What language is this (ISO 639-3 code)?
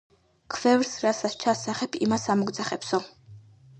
kat